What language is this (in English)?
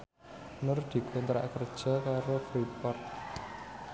Javanese